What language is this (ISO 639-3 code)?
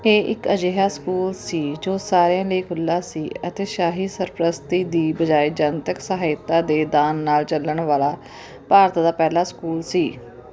pan